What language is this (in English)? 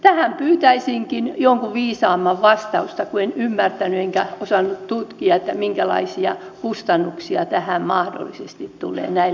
Finnish